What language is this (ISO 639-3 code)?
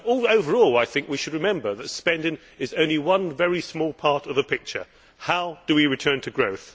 eng